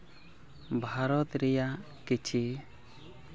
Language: Santali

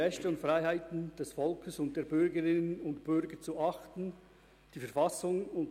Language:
Swiss German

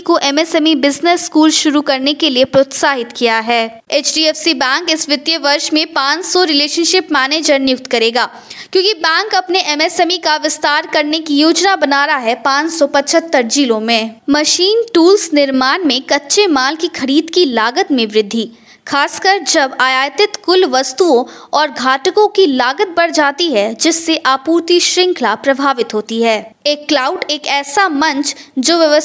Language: Hindi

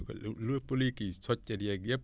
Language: Wolof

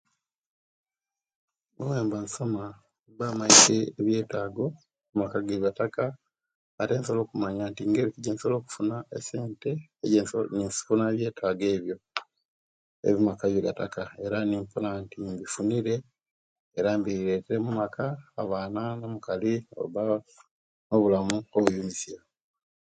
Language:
Kenyi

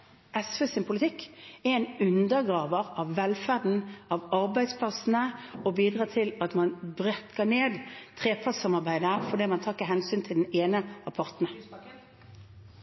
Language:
Norwegian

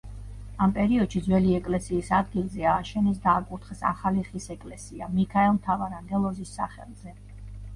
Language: Georgian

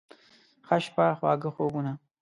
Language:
Pashto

